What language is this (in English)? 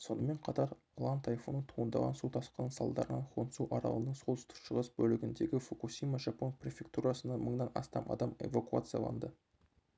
Kazakh